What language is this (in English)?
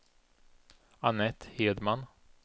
Swedish